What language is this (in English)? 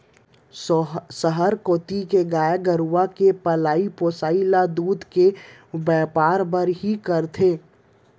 Chhattisgarhi